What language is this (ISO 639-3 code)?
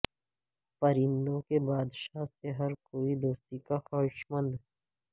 urd